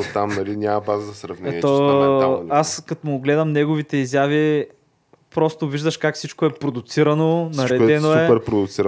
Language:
Bulgarian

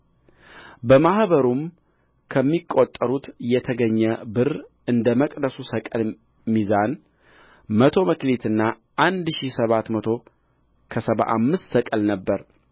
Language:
Amharic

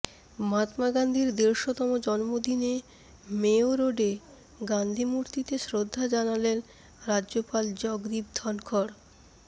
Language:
Bangla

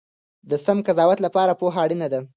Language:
Pashto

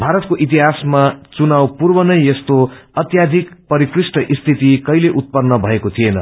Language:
Nepali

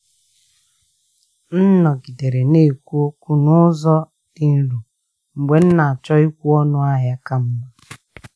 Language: Igbo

